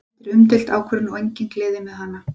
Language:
Icelandic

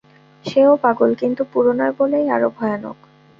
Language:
Bangla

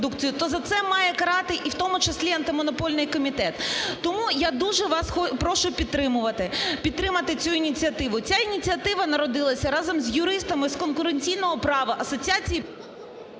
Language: Ukrainian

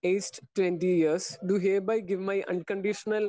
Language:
Malayalam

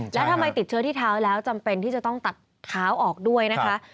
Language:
Thai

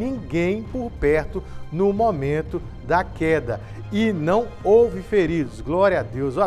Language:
Portuguese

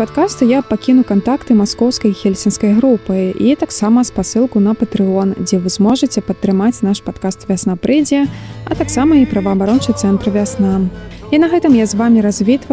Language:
Russian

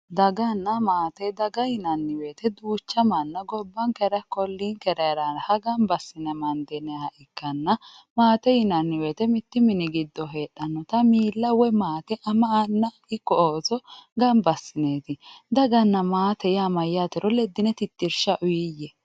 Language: Sidamo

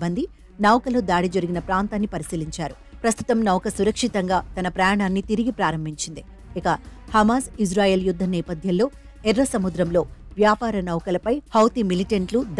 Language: Telugu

